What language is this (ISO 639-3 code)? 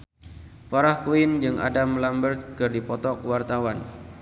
sun